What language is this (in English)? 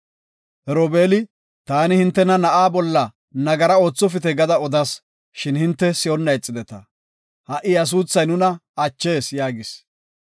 Gofa